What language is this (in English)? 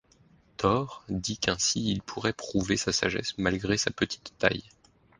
French